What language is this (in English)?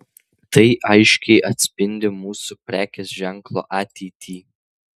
Lithuanian